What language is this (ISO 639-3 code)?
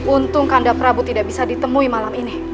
ind